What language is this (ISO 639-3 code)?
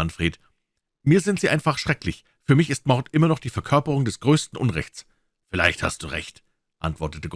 deu